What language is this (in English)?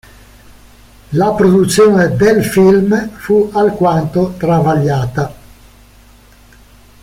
Italian